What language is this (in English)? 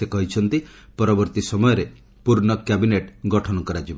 Odia